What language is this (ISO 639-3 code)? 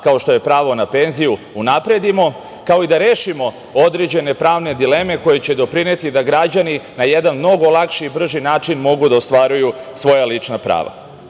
srp